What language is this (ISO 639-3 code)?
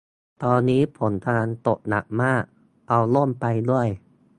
tha